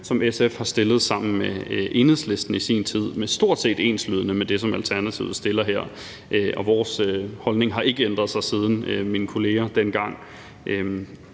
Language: Danish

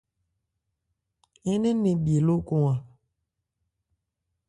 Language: Ebrié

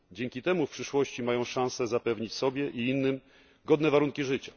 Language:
Polish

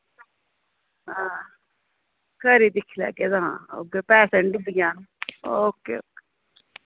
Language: Dogri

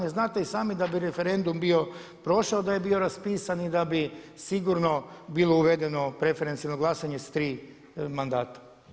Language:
Croatian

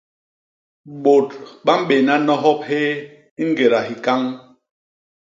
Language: Basaa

